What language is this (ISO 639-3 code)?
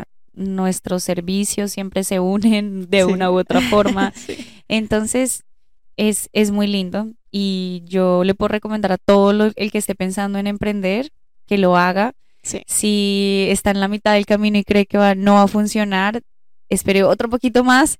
spa